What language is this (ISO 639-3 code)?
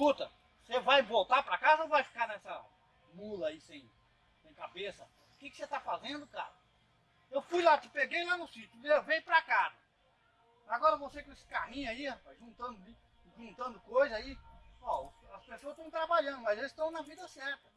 por